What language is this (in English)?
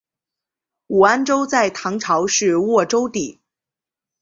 Chinese